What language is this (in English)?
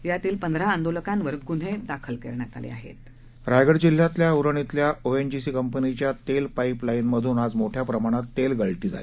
Marathi